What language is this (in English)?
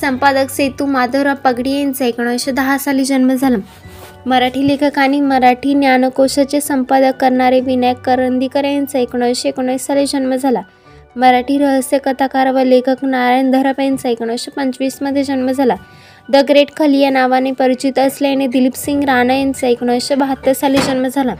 Marathi